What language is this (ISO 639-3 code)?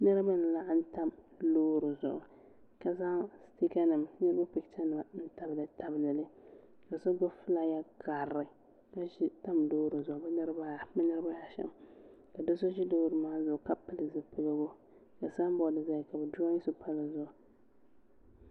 dag